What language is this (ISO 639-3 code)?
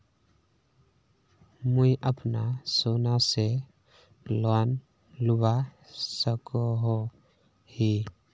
mag